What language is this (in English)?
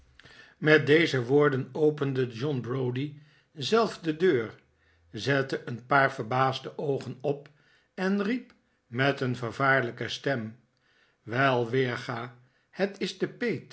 Dutch